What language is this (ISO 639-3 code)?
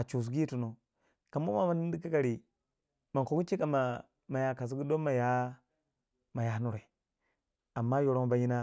wja